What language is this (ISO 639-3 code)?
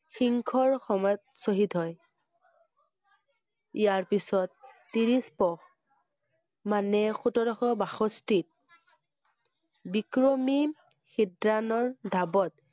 asm